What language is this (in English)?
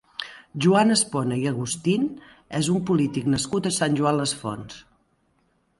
Catalan